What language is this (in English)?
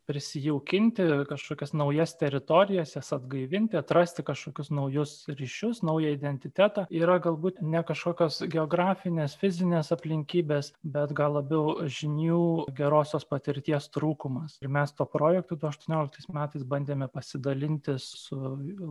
Lithuanian